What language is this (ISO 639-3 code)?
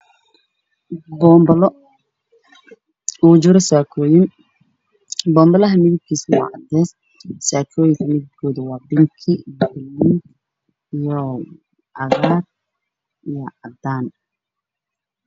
som